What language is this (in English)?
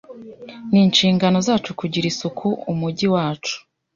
Kinyarwanda